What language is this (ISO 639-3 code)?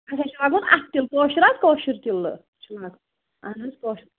kas